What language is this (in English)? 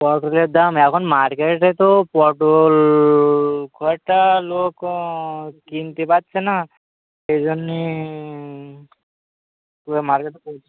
Bangla